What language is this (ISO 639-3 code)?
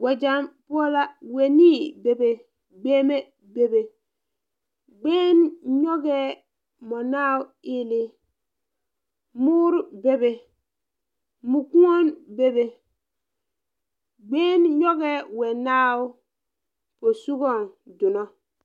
dga